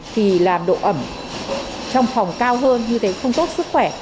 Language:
Vietnamese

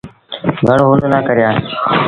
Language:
Sindhi Bhil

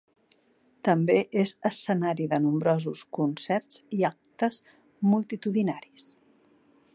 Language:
Catalan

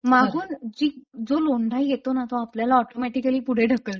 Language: Marathi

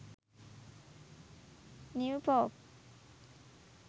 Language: Sinhala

